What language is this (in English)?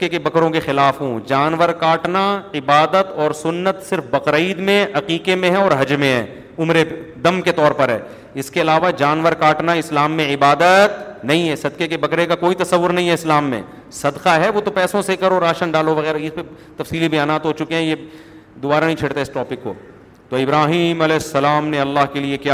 Urdu